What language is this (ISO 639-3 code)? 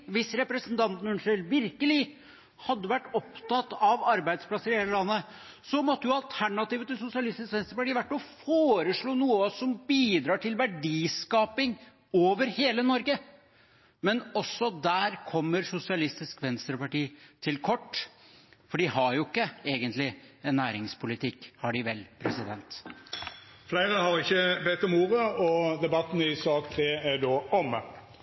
nor